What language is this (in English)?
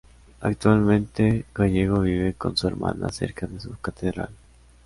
Spanish